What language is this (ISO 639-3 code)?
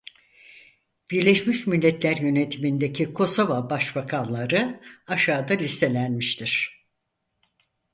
tur